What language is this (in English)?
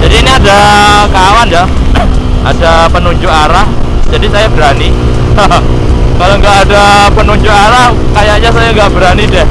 Indonesian